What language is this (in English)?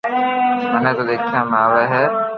Loarki